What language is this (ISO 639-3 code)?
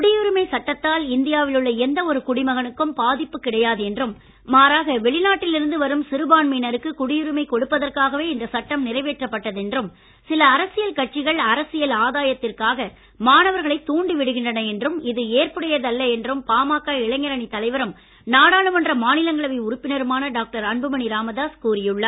tam